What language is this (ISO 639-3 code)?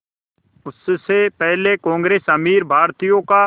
hin